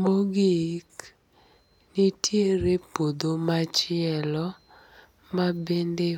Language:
Luo (Kenya and Tanzania)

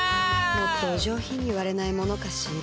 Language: Japanese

